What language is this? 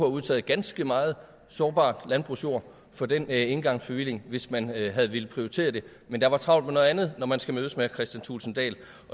Danish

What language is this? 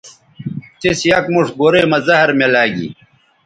Bateri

